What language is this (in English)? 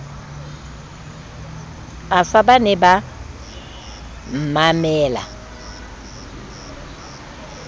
Southern Sotho